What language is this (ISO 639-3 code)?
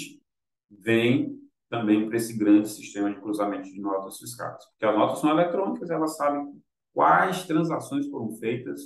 por